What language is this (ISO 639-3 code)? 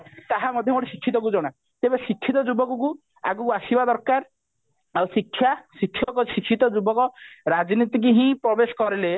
ori